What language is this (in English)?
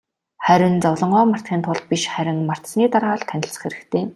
Mongolian